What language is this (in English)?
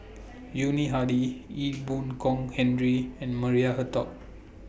English